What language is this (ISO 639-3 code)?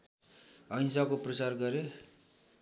nep